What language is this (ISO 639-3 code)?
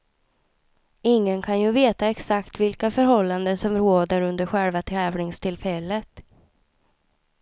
swe